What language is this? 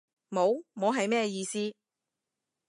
Cantonese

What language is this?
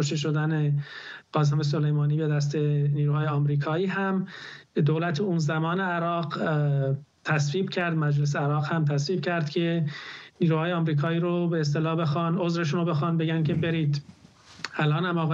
Persian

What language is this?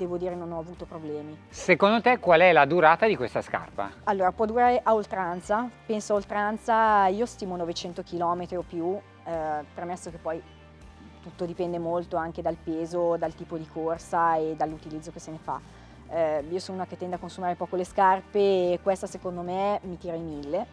Italian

